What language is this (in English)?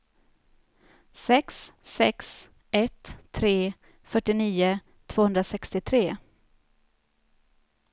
Swedish